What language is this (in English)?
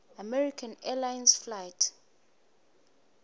Swati